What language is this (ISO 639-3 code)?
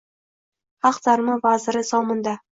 uzb